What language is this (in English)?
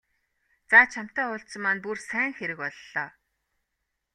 Mongolian